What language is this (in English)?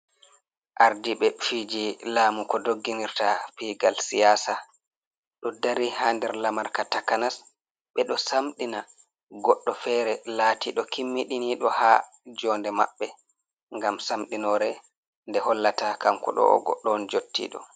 Fula